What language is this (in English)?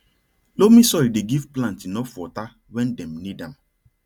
Nigerian Pidgin